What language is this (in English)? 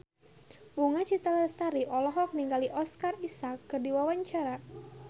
Sundanese